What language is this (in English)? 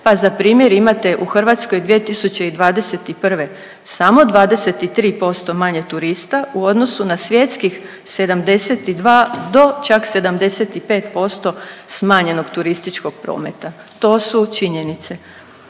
Croatian